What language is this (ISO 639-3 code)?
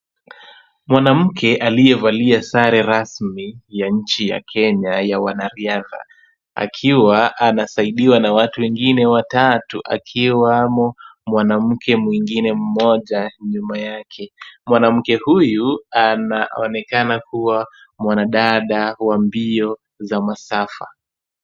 swa